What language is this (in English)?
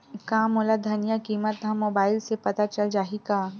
Chhattisgarhi